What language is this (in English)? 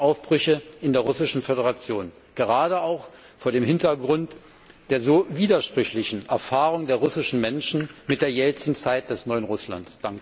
German